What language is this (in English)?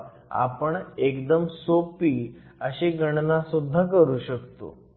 Marathi